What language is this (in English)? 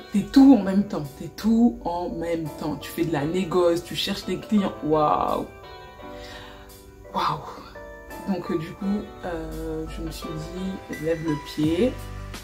French